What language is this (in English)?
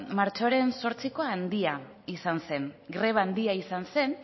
Basque